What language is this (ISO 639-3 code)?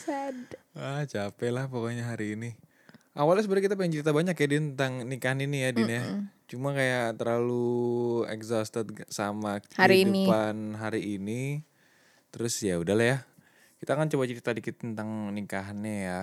ind